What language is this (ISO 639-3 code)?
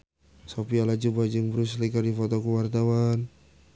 sun